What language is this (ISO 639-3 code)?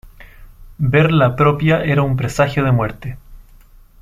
spa